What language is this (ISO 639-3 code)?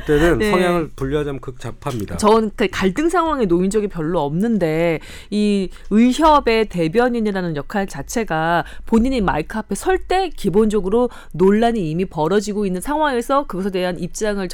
kor